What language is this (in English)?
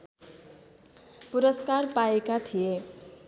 Nepali